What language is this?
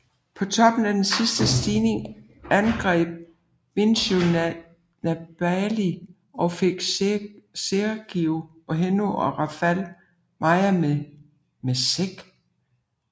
Danish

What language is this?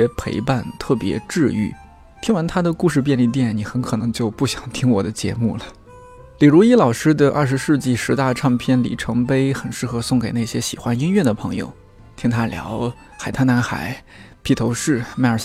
Chinese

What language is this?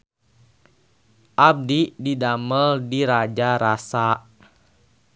Sundanese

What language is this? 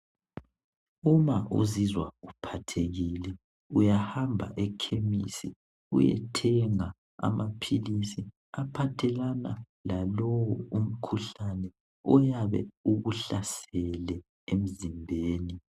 North Ndebele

